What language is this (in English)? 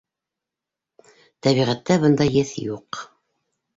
Bashkir